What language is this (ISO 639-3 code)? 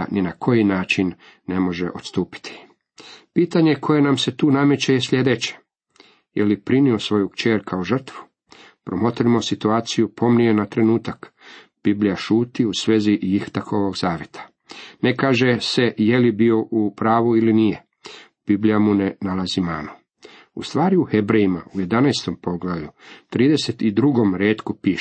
hrv